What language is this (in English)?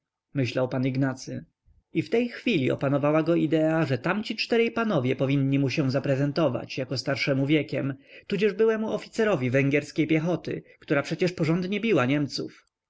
Polish